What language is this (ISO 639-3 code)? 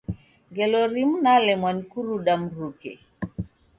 dav